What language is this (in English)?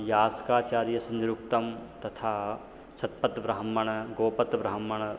Sanskrit